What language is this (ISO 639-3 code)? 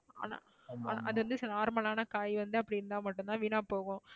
tam